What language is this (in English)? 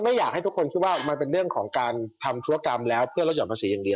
Thai